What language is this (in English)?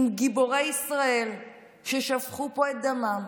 Hebrew